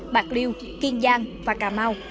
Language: Vietnamese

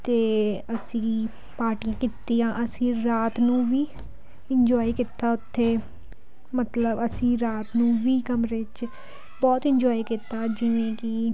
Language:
Punjabi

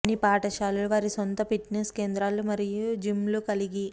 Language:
Telugu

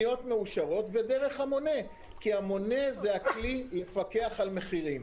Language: Hebrew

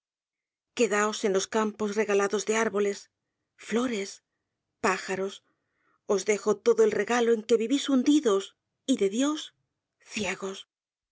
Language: Spanish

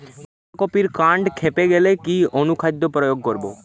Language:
Bangla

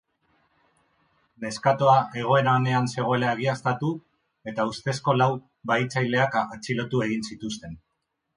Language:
Basque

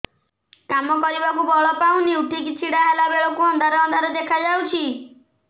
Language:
Odia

